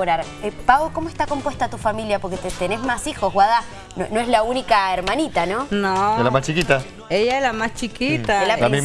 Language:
Spanish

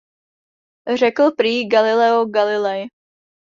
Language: Czech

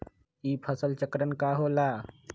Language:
Magahi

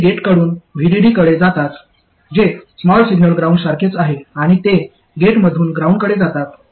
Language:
Marathi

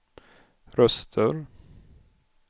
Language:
Swedish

